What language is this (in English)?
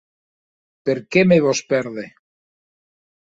Occitan